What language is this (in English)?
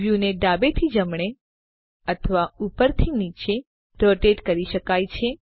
Gujarati